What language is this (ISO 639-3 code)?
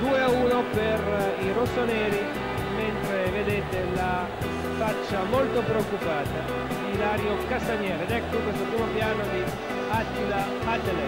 ita